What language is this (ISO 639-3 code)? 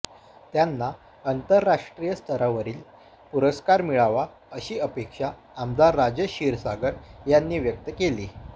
mar